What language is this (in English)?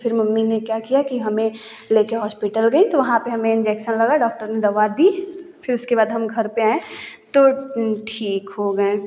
Hindi